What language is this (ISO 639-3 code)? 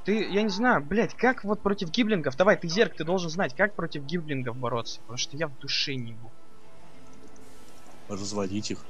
rus